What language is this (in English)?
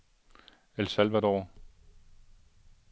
Danish